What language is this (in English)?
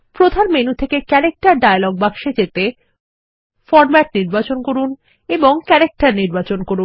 Bangla